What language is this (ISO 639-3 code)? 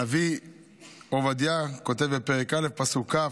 heb